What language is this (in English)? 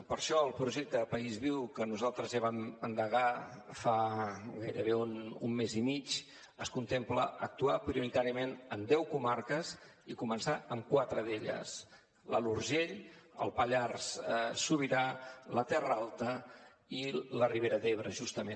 Catalan